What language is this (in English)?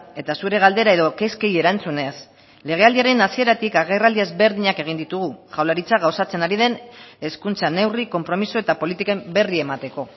Basque